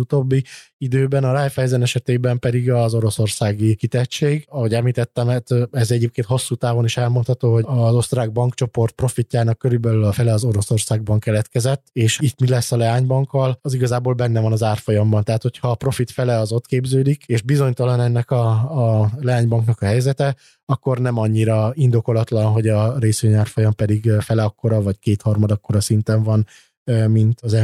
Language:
Hungarian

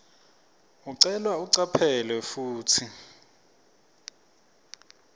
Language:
Swati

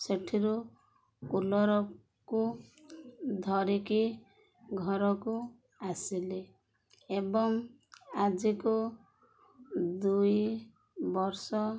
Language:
Odia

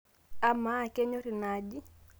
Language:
Masai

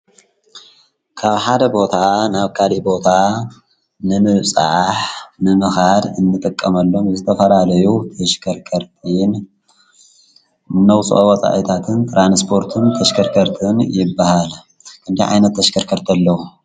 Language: Tigrinya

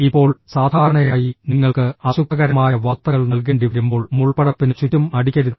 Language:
Malayalam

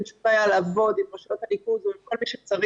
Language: Hebrew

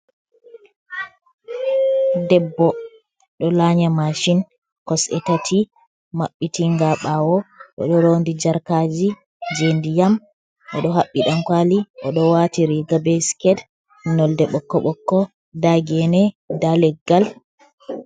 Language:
Fula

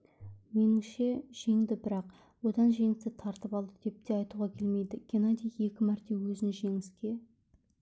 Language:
Kazakh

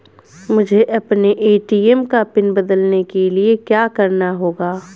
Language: Hindi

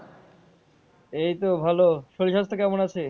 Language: Bangla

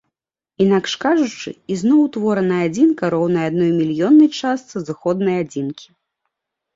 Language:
Belarusian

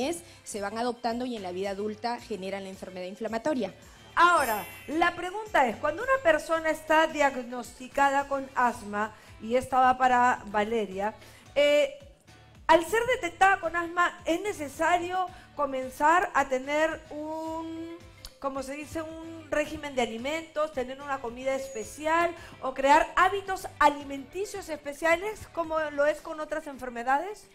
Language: Spanish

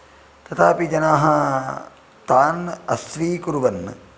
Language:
Sanskrit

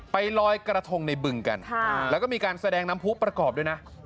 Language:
Thai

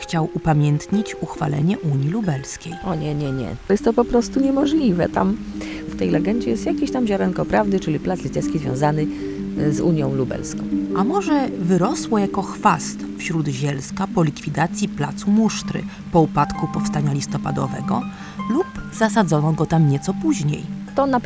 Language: Polish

